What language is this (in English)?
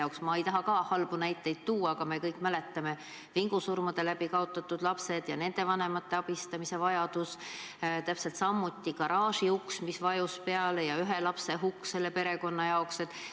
Estonian